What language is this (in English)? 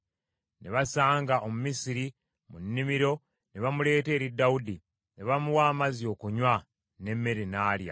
Ganda